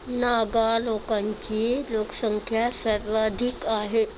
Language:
Marathi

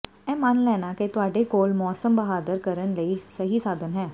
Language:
Punjabi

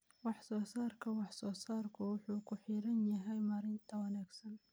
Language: Somali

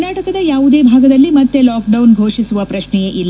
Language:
Kannada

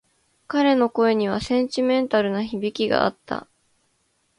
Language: Japanese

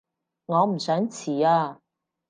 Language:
Cantonese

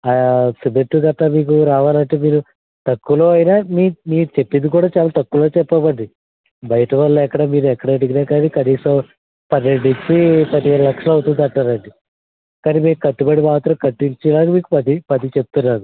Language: Telugu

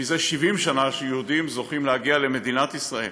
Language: Hebrew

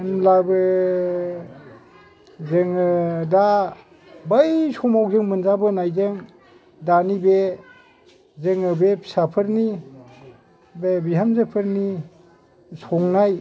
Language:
Bodo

